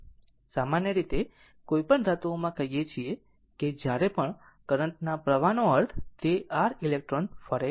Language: Gujarati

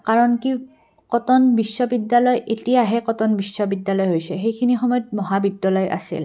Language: Assamese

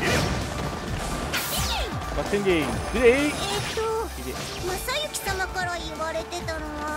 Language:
Japanese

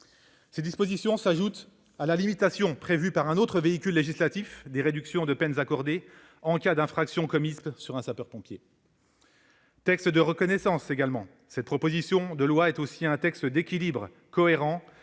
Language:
French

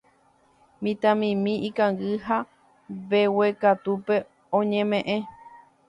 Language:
Guarani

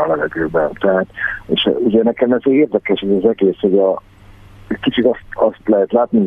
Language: Hungarian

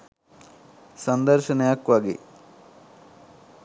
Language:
Sinhala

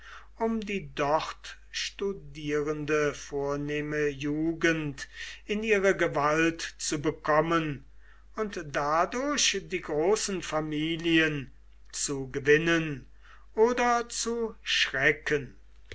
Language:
German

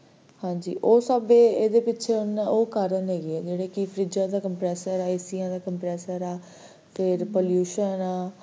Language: Punjabi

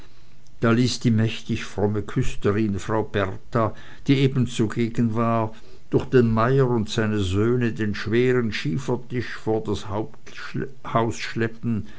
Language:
German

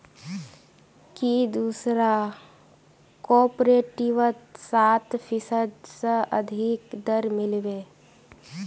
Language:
Magahi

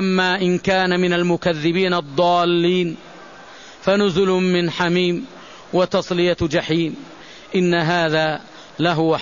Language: Arabic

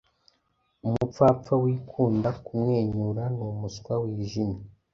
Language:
Kinyarwanda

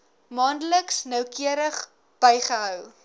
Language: Afrikaans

